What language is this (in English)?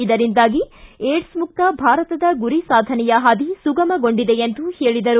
Kannada